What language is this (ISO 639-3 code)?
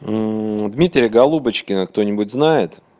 rus